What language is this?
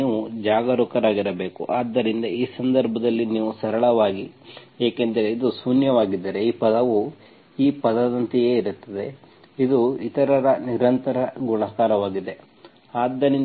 Kannada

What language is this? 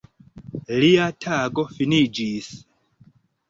Esperanto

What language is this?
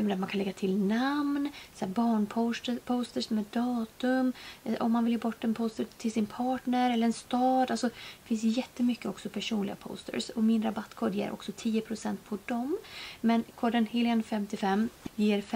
Swedish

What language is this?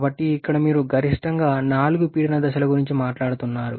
Telugu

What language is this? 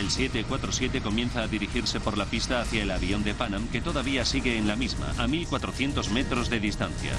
Spanish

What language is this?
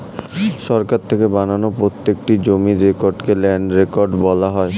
Bangla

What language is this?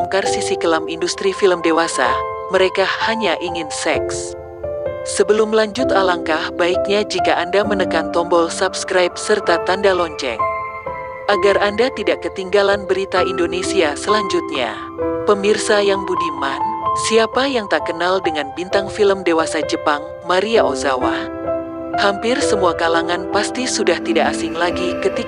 Indonesian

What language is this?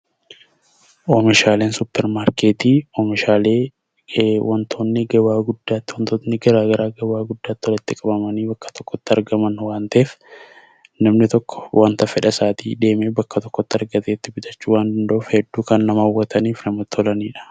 Oromo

